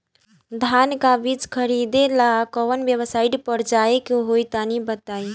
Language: Bhojpuri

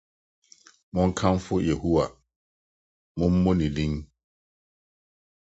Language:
Akan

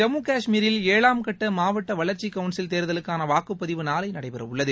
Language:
Tamil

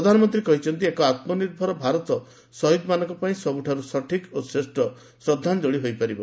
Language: Odia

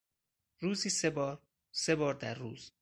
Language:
Persian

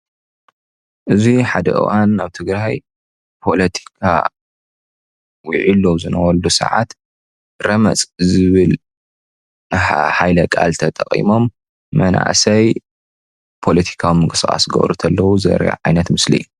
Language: Tigrinya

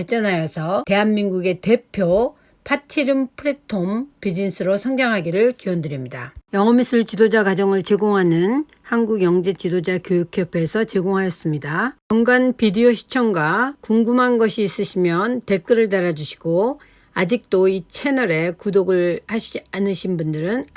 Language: Korean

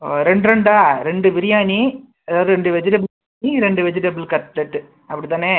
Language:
Tamil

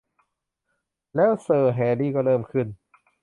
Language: Thai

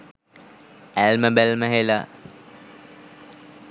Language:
Sinhala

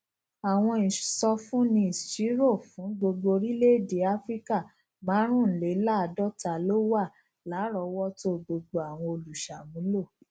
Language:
Yoruba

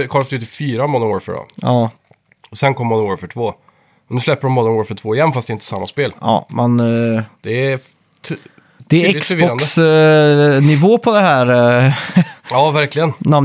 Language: Swedish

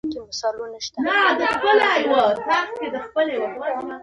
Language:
Pashto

